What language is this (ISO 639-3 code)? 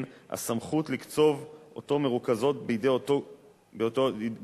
heb